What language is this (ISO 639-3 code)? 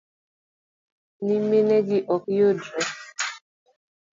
luo